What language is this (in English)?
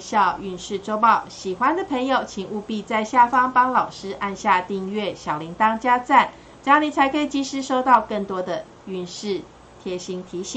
Chinese